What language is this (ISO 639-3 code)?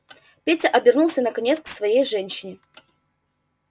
rus